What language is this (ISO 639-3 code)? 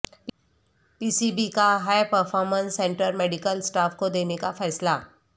urd